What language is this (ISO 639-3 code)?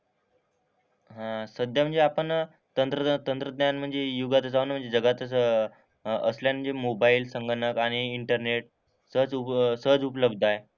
mar